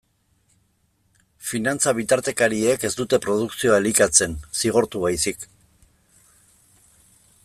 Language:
Basque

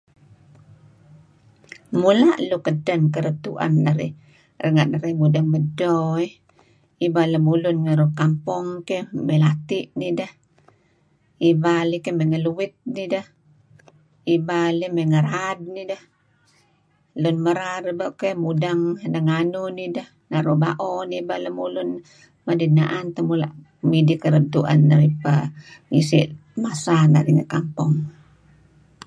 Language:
Kelabit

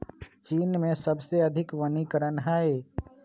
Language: Magahi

